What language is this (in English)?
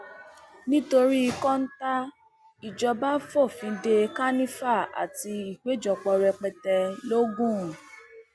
Yoruba